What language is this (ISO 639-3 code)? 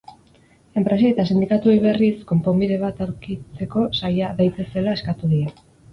eus